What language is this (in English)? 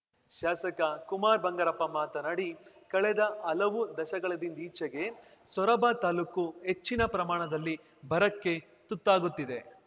Kannada